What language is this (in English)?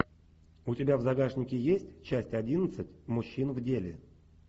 Russian